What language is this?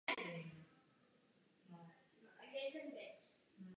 Czech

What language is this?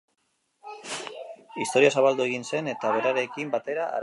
Basque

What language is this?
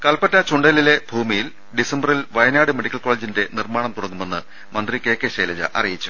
Malayalam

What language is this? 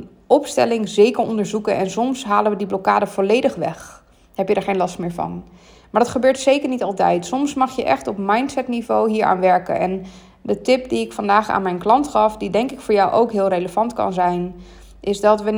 Dutch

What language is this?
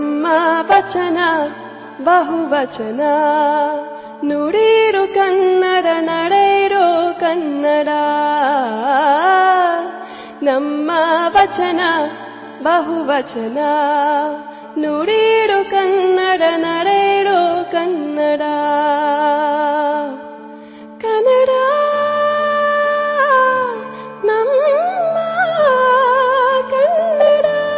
Punjabi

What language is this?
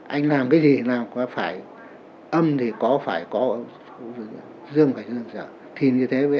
Vietnamese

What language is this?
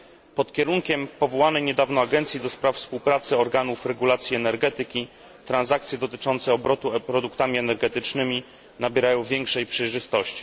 Polish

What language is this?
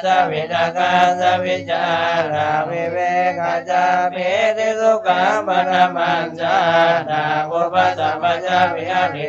Thai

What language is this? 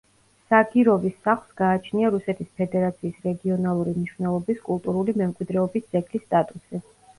Georgian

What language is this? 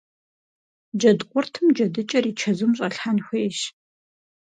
Kabardian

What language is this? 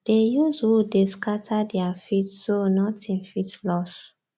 Nigerian Pidgin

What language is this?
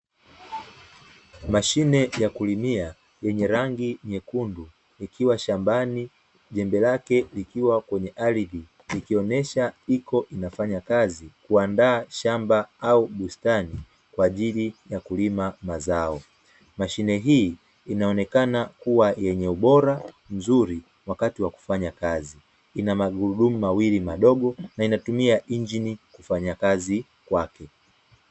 Swahili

